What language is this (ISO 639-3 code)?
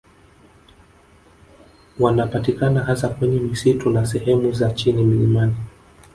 swa